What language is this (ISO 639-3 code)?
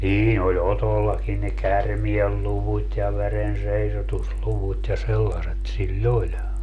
fin